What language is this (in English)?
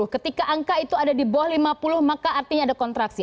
Indonesian